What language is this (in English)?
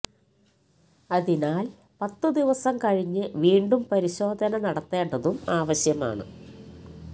Malayalam